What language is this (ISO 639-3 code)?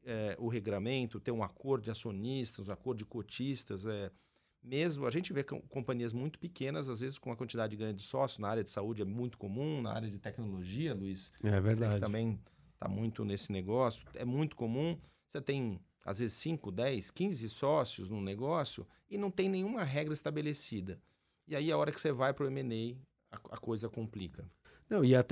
por